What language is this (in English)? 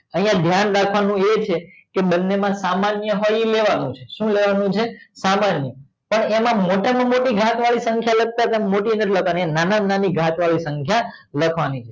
Gujarati